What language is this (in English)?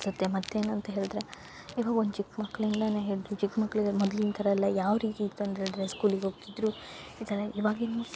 Kannada